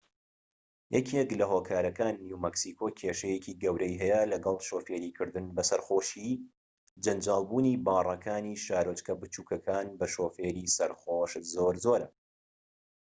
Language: Central Kurdish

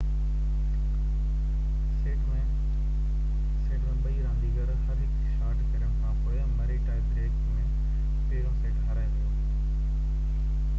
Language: Sindhi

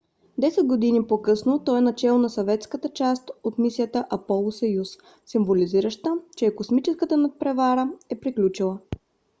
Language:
Bulgarian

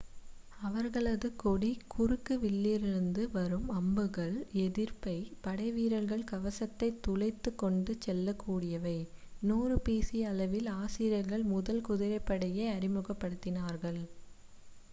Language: Tamil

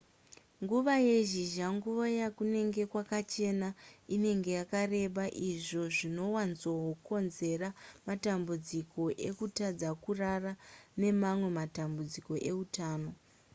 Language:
Shona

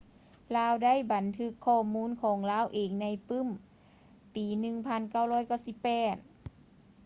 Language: Lao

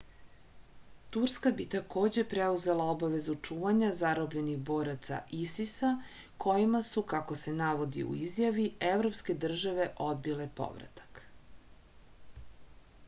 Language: Serbian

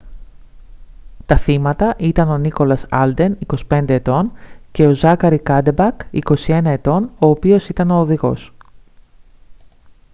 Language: Greek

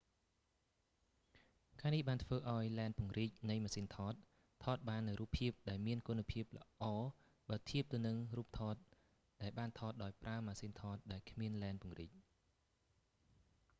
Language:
Khmer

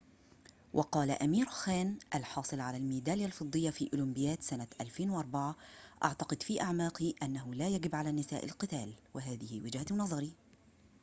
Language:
Arabic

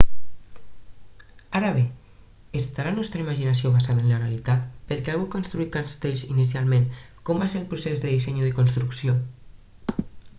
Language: Catalan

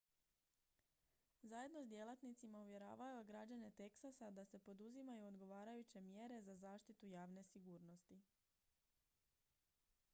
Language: Croatian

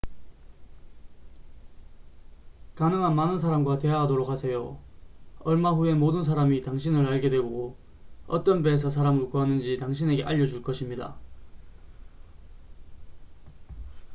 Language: Korean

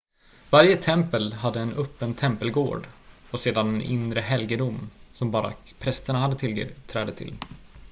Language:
Swedish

